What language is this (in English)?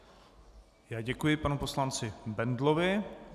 Czech